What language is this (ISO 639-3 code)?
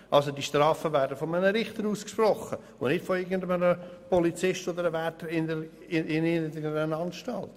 gsw